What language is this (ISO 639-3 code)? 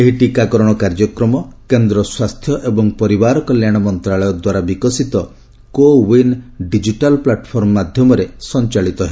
ori